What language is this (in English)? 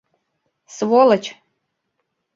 Mari